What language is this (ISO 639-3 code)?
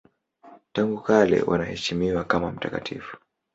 swa